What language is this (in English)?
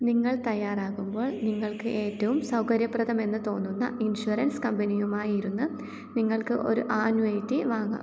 Malayalam